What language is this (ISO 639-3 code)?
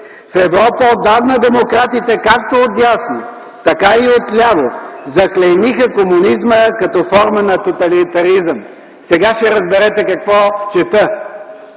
bul